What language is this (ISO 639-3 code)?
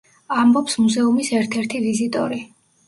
kat